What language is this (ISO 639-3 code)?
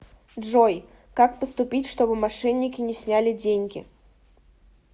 rus